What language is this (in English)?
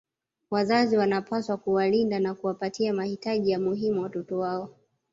Swahili